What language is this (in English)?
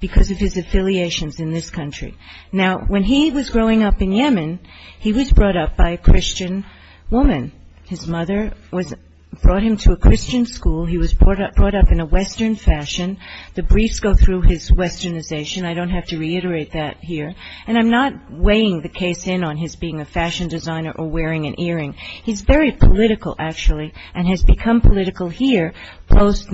English